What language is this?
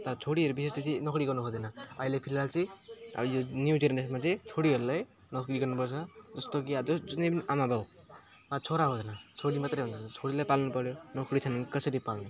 Nepali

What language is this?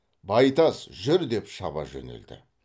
Kazakh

